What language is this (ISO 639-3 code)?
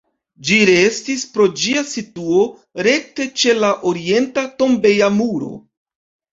epo